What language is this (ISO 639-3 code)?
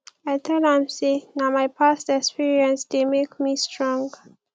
pcm